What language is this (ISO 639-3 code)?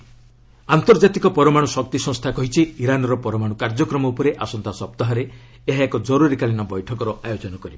ori